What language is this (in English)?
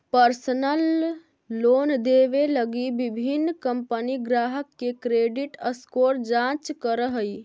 Magahi